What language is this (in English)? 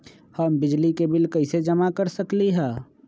Magahi